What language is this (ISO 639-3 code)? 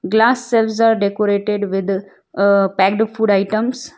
eng